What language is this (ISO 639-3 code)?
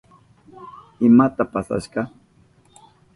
qup